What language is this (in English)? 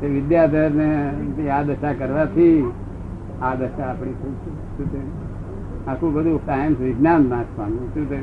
Gujarati